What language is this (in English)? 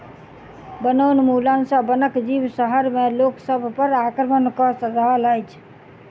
Maithili